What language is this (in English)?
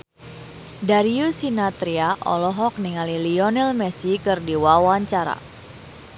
Sundanese